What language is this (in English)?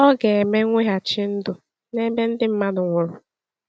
Igbo